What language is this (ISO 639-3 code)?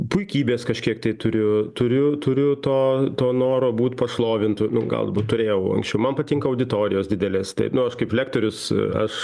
lit